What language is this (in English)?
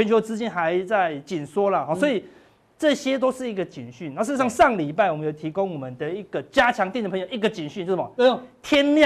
Chinese